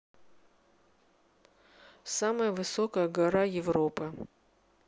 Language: Russian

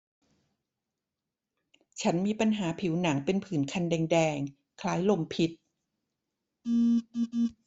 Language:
Thai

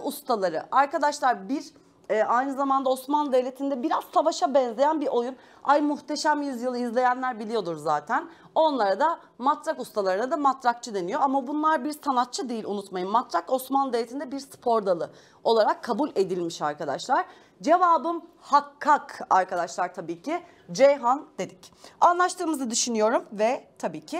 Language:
Turkish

